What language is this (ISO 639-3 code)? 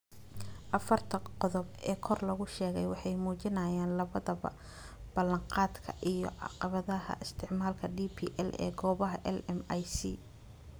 som